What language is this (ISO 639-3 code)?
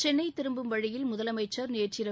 tam